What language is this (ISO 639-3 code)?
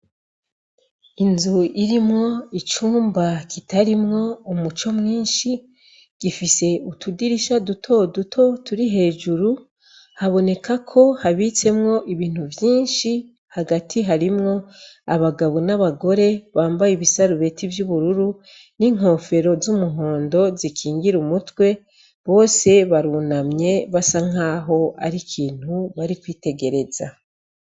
run